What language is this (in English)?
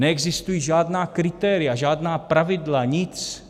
Czech